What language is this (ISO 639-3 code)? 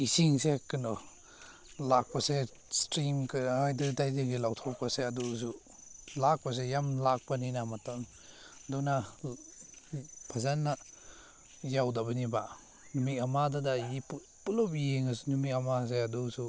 mni